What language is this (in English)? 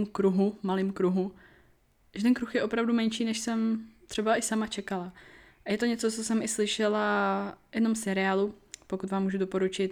Czech